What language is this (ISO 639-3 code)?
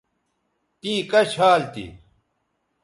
btv